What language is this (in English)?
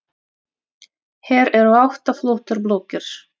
Icelandic